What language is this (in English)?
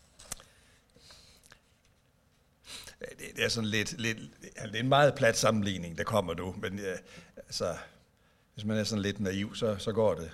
Danish